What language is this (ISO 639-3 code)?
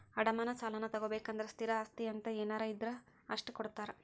kan